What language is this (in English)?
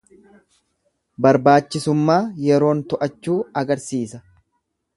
Oromo